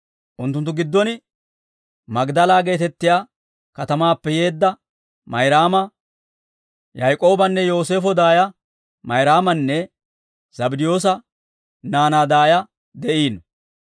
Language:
Dawro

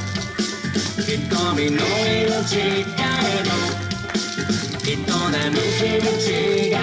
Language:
Japanese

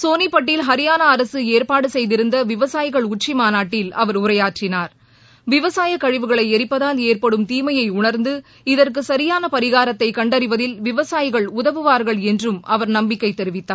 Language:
Tamil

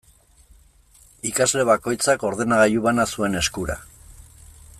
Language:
Basque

